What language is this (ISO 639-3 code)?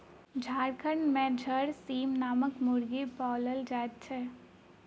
mai